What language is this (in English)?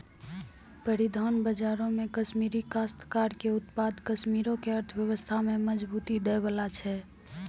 Maithili